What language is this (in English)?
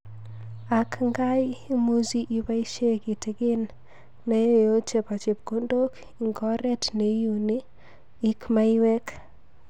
Kalenjin